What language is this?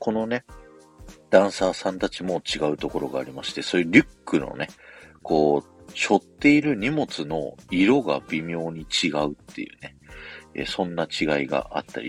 Japanese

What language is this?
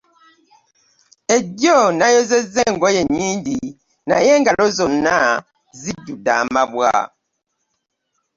Ganda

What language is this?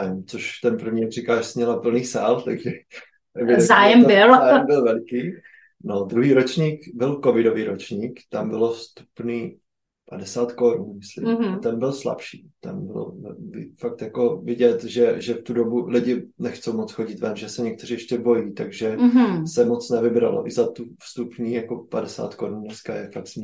Czech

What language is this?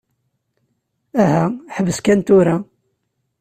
Kabyle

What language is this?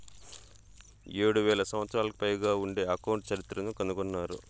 Telugu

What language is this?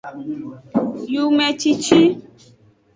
Aja (Benin)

